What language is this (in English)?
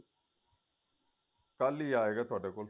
Punjabi